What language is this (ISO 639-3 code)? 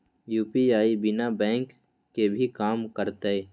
mag